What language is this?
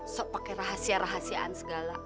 Indonesian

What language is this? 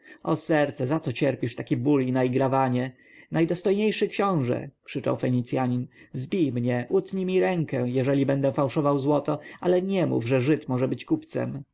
Polish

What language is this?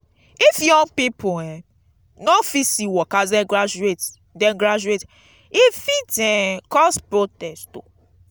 Nigerian Pidgin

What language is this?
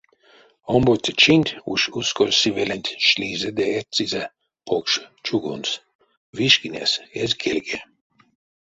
Erzya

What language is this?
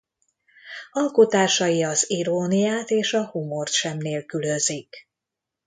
Hungarian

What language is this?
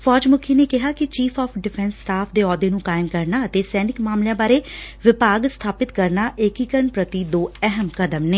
Punjabi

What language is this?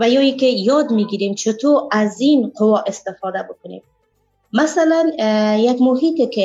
Persian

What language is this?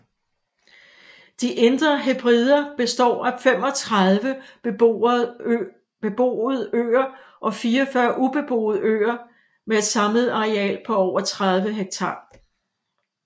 Danish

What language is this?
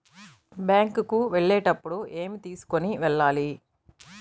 Telugu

